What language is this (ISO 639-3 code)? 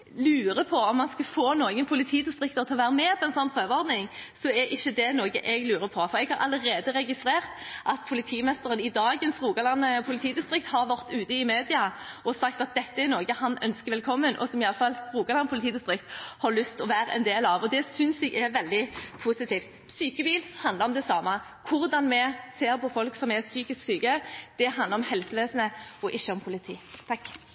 nob